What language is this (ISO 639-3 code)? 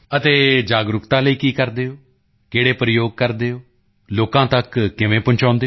pan